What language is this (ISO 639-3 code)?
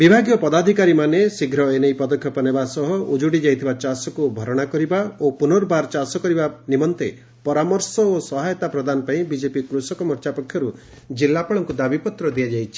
ori